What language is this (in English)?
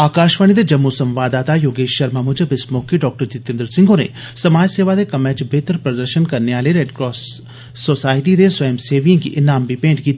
Dogri